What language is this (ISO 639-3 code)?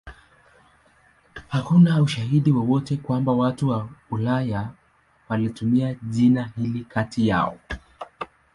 swa